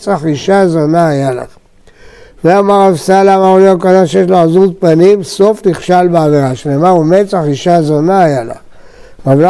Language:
Hebrew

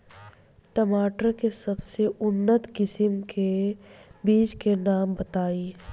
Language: Bhojpuri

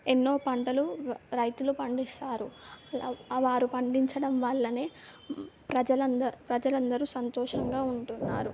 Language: Telugu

